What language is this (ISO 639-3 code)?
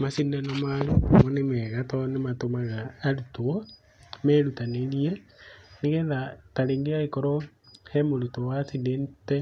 kik